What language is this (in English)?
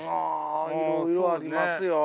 Japanese